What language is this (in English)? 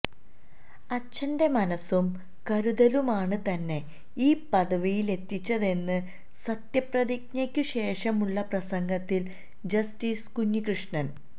Malayalam